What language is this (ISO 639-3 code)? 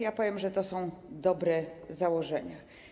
pol